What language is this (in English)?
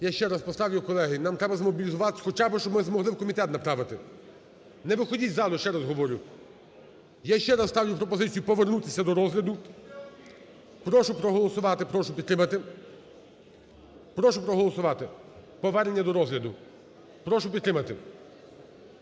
Ukrainian